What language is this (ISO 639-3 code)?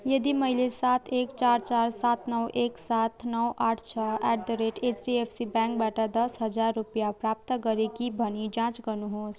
nep